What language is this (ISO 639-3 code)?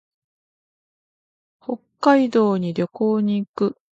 jpn